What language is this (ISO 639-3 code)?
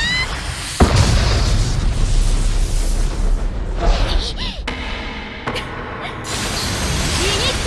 jpn